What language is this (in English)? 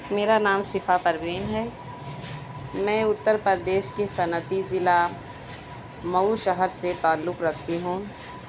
Urdu